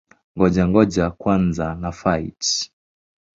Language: Swahili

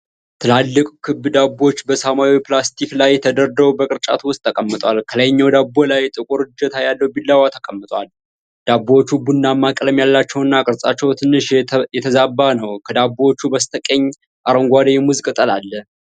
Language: Amharic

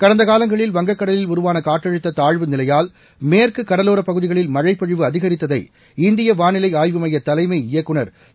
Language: Tamil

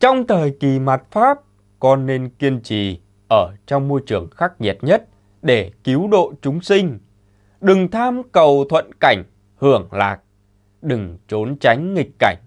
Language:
Vietnamese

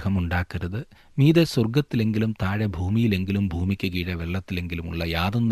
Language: Malayalam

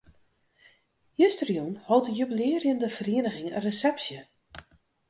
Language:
Western Frisian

